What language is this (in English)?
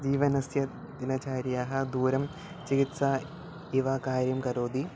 Sanskrit